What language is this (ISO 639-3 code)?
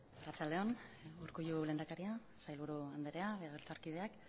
eus